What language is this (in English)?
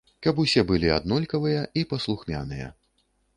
Belarusian